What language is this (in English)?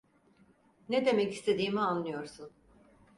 Turkish